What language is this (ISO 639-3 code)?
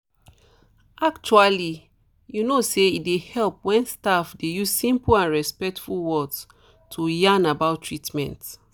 pcm